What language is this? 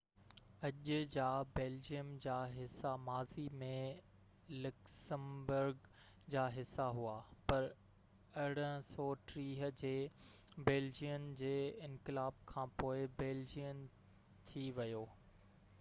Sindhi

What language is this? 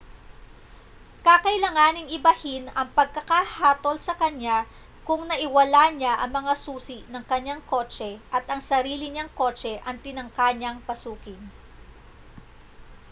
Filipino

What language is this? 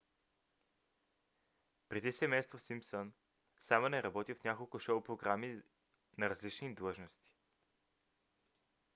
Bulgarian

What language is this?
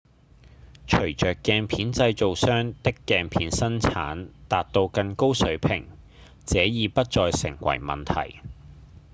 Cantonese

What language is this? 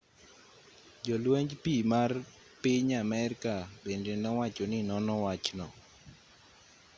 Luo (Kenya and Tanzania)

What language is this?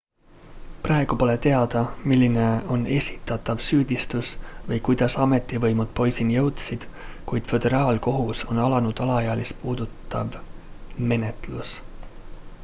Estonian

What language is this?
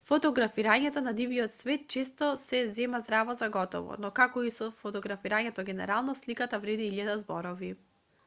Macedonian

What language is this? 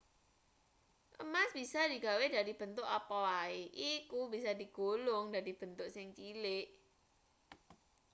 Javanese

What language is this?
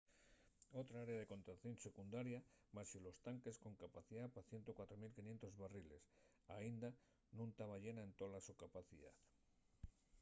Asturian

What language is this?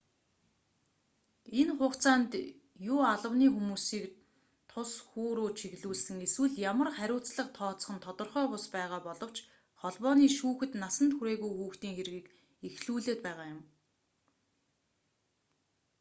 Mongolian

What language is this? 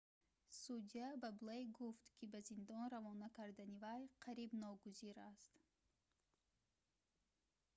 Tajik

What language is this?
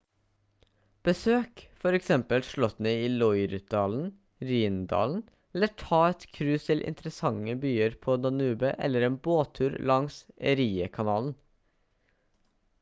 Norwegian Bokmål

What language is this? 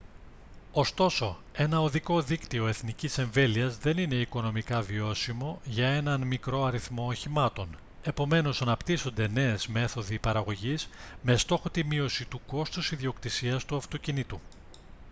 Greek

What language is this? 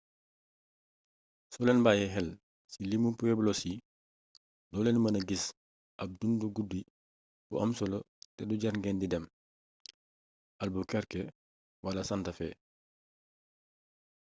Wolof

